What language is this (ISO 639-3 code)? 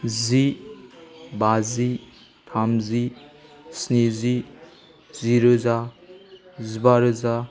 brx